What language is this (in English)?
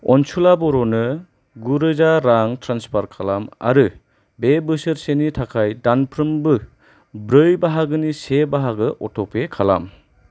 Bodo